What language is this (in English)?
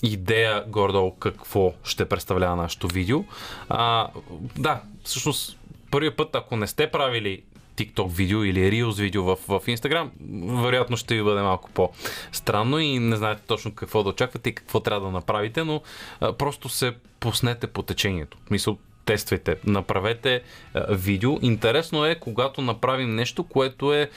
Bulgarian